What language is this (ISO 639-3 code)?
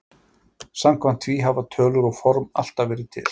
isl